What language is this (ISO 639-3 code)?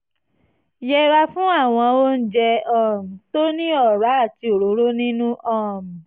yor